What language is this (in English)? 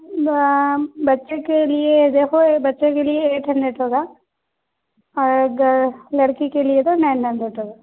Urdu